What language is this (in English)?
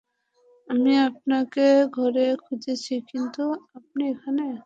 Bangla